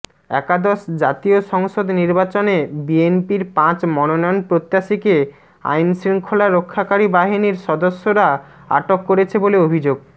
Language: Bangla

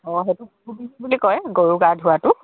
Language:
Assamese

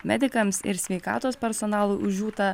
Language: Lithuanian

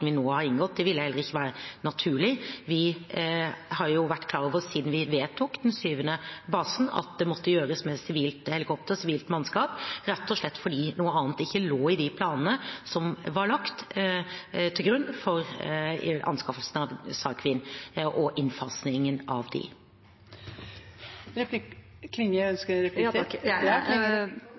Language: Norwegian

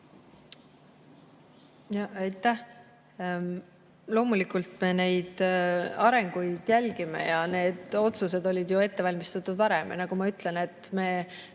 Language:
Estonian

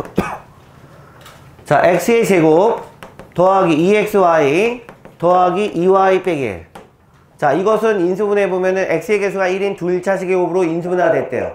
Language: Korean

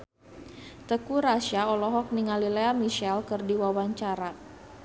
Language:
Sundanese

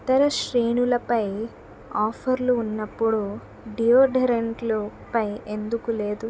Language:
Telugu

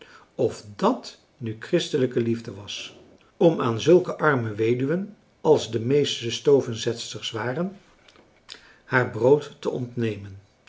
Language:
Dutch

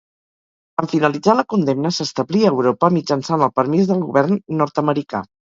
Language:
Catalan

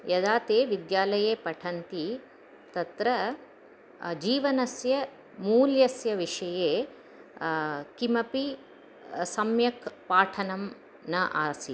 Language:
Sanskrit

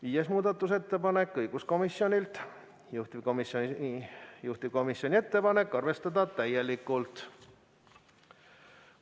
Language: Estonian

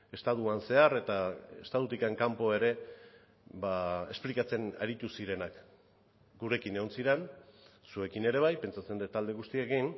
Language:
Basque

